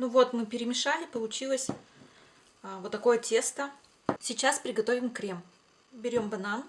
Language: Russian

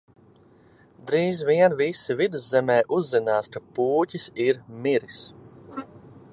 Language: Latvian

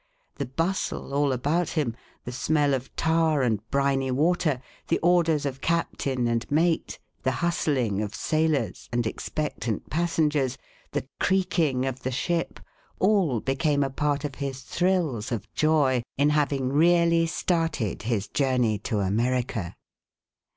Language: English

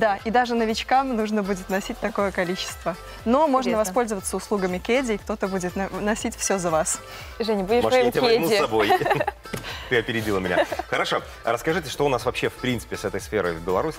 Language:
Russian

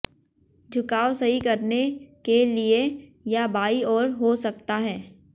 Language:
Hindi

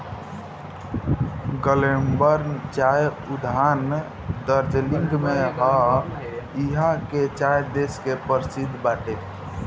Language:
Bhojpuri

